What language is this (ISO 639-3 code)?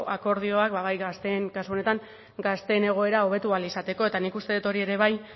eus